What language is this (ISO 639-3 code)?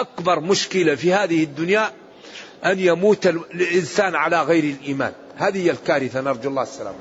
ara